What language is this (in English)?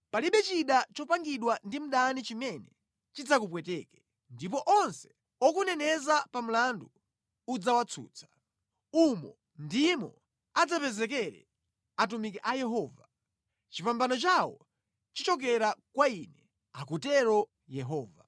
Nyanja